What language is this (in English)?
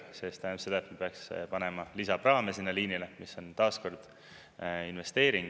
Estonian